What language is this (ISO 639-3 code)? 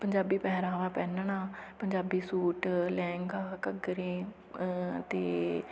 pan